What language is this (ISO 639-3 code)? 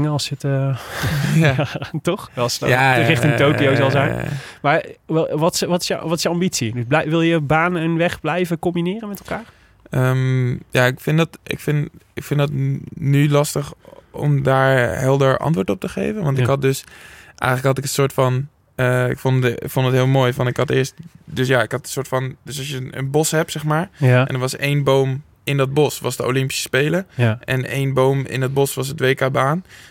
nld